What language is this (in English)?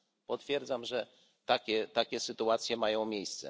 Polish